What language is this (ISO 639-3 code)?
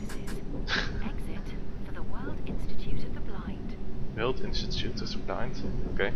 nld